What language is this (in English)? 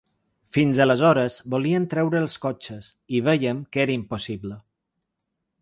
Catalan